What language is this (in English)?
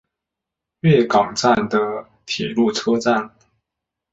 Chinese